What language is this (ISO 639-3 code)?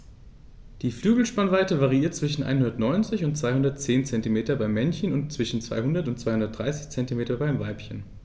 deu